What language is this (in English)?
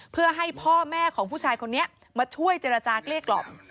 Thai